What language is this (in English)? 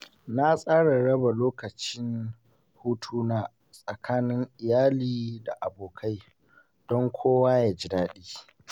Hausa